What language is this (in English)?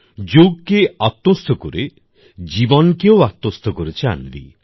Bangla